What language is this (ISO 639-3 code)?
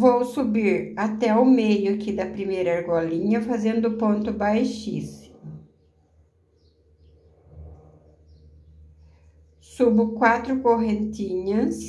por